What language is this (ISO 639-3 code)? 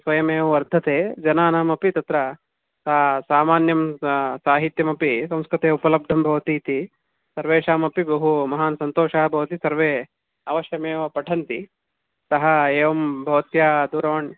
san